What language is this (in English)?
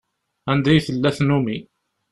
Kabyle